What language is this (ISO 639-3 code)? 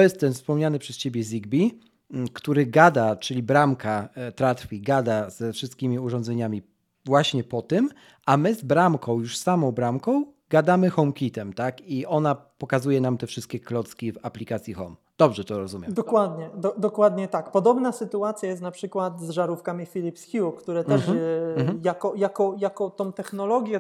pol